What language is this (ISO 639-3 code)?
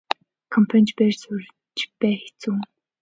mon